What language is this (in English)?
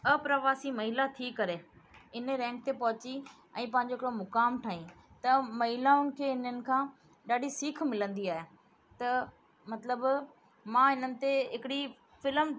Sindhi